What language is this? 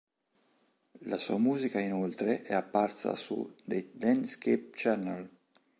Italian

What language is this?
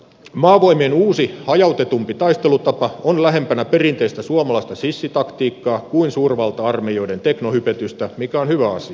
Finnish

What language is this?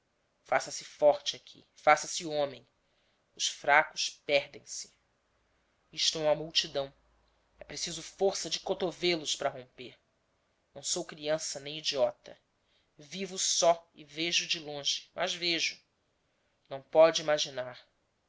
Portuguese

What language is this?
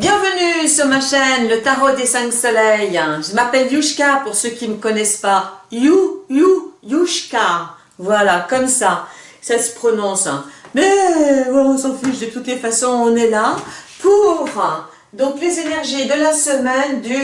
French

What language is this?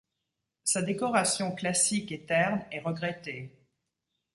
French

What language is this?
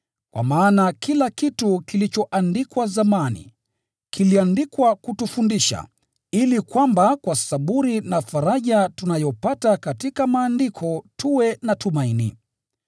Swahili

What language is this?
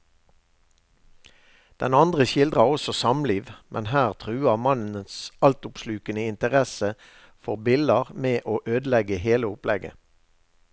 Norwegian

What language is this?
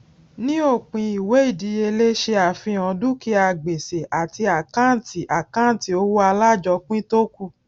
Yoruba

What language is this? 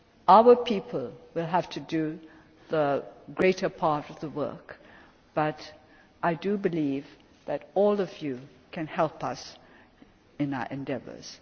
English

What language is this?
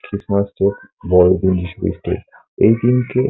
Bangla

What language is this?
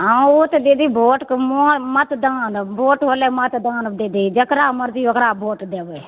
Maithili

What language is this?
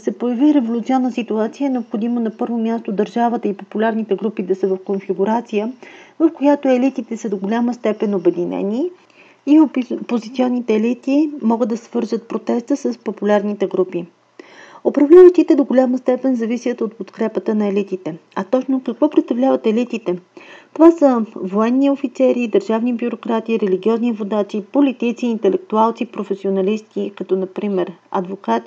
Bulgarian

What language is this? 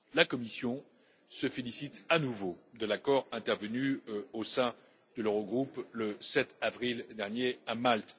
French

